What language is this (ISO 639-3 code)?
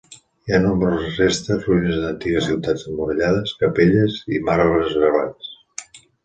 cat